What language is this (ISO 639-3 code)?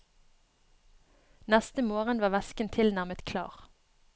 nor